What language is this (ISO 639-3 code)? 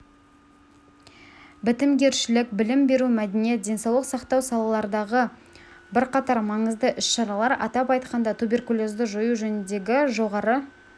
kaz